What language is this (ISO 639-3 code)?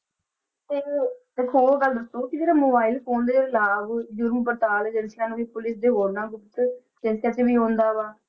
pan